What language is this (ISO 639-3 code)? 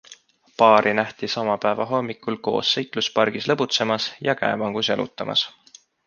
est